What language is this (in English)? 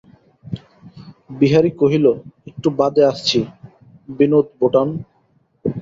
Bangla